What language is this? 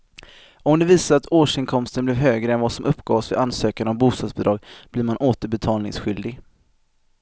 Swedish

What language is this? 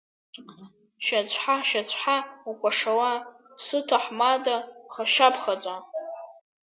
Abkhazian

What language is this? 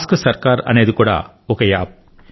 Telugu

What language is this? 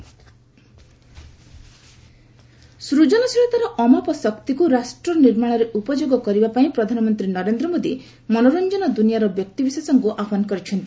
Odia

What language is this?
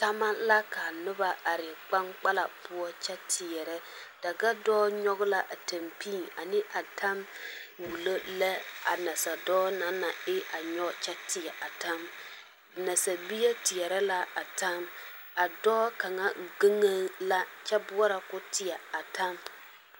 Southern Dagaare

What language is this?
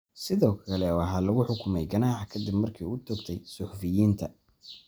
Somali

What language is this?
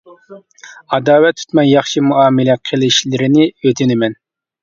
Uyghur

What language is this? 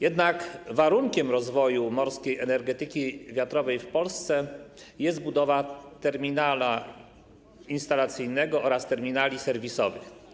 Polish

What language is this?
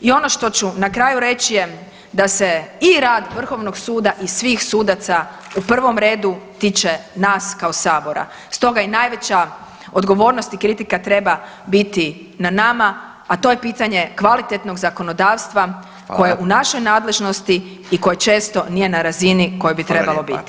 Croatian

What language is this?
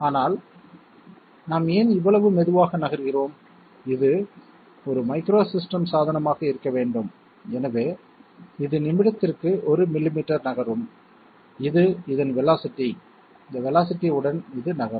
Tamil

